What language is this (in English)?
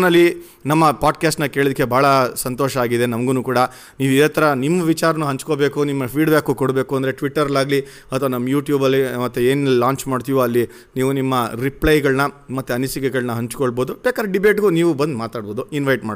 Kannada